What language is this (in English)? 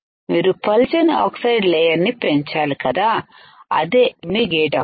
Telugu